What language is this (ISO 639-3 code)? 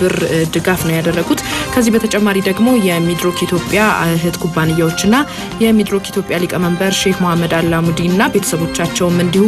ara